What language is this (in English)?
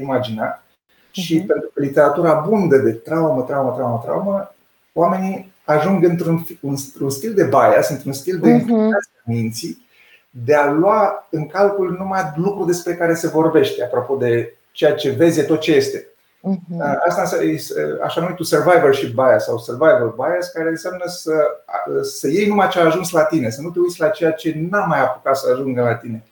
Romanian